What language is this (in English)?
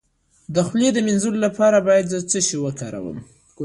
Pashto